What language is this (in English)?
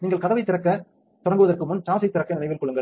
Tamil